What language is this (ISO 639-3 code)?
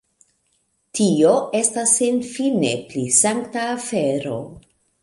epo